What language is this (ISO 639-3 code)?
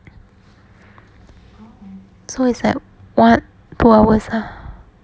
eng